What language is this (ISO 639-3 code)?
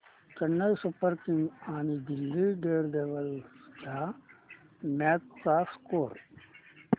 mar